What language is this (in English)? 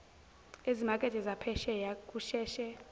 Zulu